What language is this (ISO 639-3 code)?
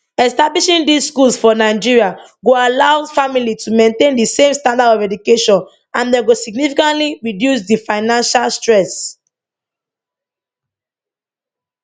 pcm